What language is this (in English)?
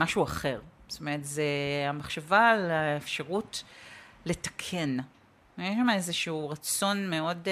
Hebrew